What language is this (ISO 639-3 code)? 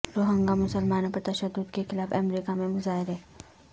urd